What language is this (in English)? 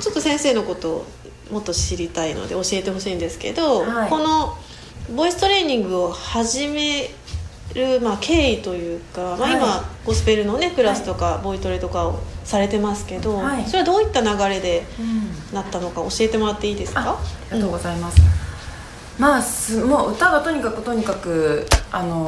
Japanese